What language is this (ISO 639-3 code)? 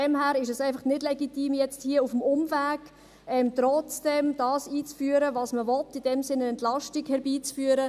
gsw